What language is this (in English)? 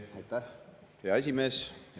Estonian